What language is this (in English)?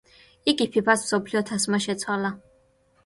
Georgian